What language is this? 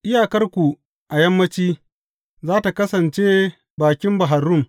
Hausa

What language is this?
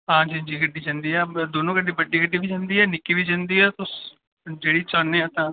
Dogri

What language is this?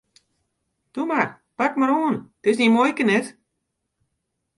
Western Frisian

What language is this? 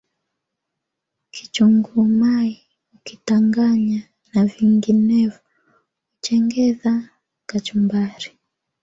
Swahili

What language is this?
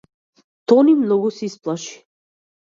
Macedonian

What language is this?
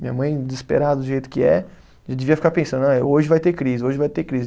Portuguese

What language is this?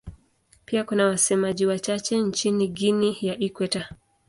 Swahili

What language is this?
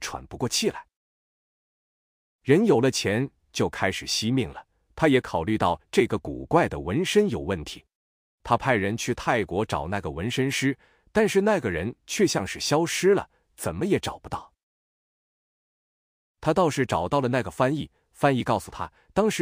Chinese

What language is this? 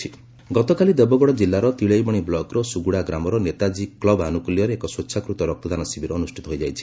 Odia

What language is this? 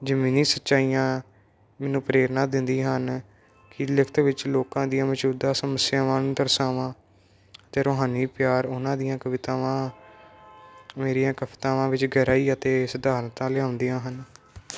Punjabi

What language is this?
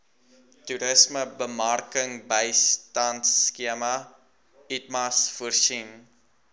Afrikaans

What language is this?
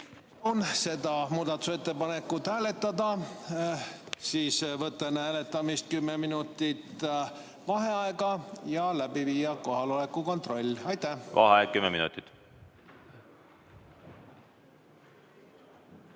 Estonian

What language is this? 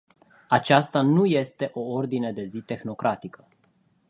Romanian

